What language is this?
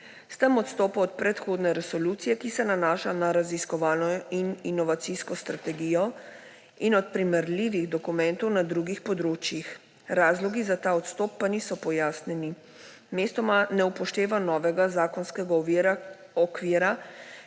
Slovenian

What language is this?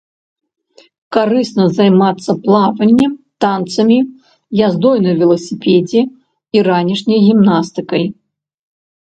Belarusian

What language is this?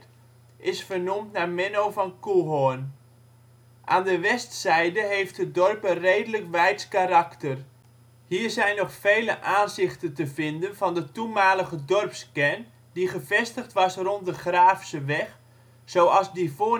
Dutch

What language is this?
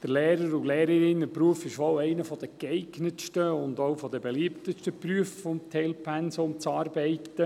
Swiss German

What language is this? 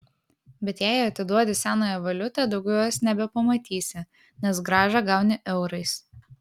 Lithuanian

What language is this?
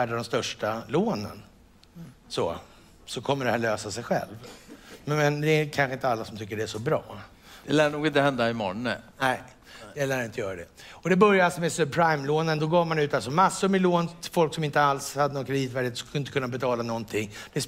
Swedish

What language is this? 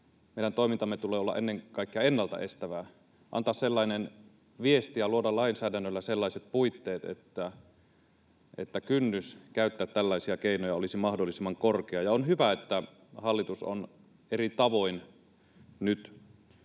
Finnish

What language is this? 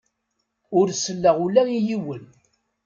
Kabyle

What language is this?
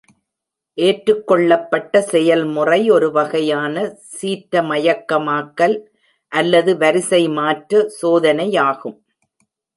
Tamil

